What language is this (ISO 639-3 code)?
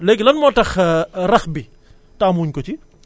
wol